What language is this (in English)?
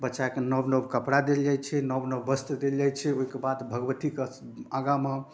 Maithili